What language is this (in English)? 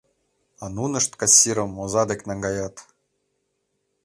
Mari